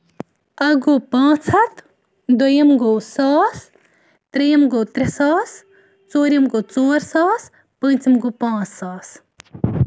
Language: Kashmiri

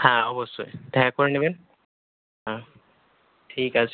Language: Bangla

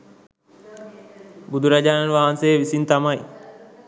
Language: Sinhala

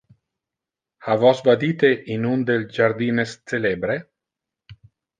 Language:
Interlingua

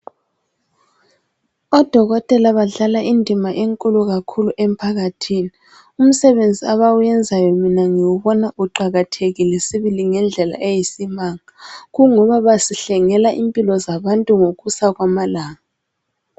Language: North Ndebele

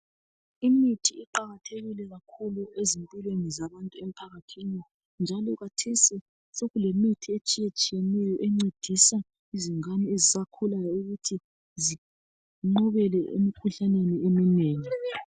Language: North Ndebele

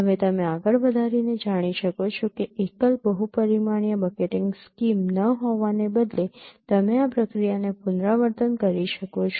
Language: Gujarati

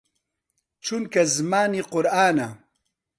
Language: Central Kurdish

